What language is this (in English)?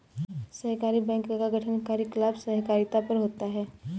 Hindi